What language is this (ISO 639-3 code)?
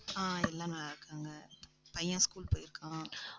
tam